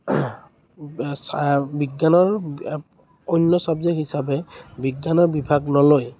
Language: Assamese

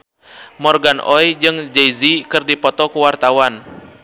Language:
Sundanese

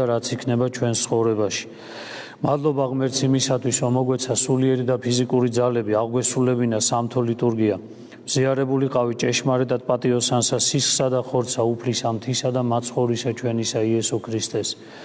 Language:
Turkish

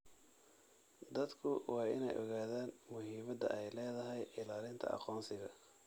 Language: Somali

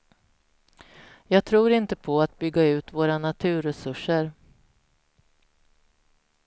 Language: Swedish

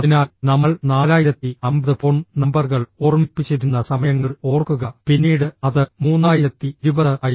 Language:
Malayalam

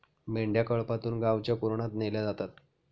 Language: Marathi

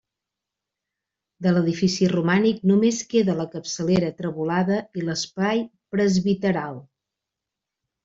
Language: Catalan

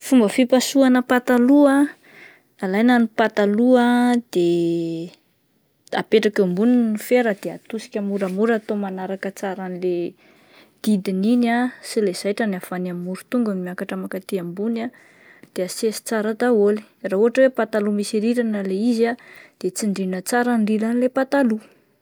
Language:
Malagasy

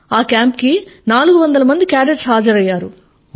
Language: Telugu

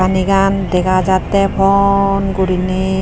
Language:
Chakma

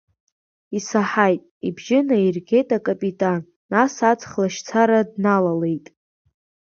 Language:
Abkhazian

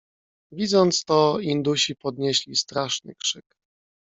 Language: Polish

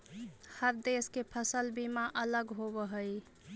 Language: Magahi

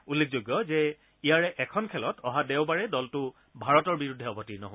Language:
Assamese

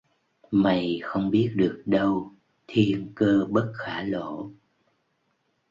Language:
Vietnamese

